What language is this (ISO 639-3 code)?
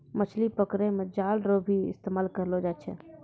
mai